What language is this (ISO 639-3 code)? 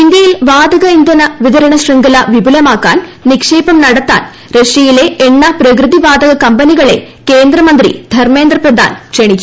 mal